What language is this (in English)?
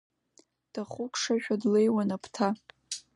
Abkhazian